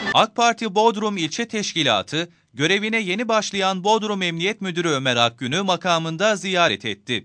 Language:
Turkish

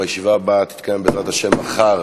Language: Hebrew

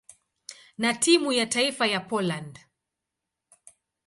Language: Swahili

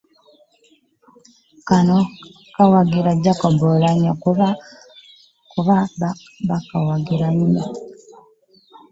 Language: Ganda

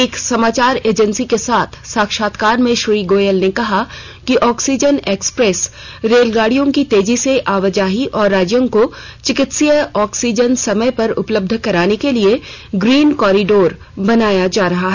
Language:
Hindi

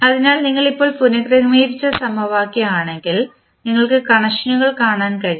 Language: Malayalam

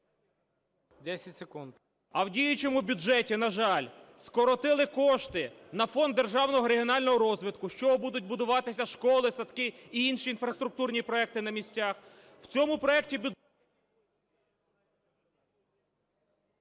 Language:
Ukrainian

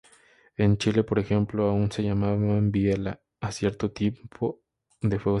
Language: Spanish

